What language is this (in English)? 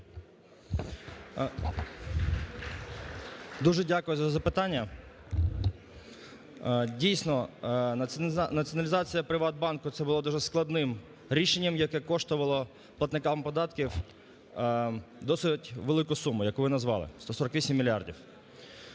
Ukrainian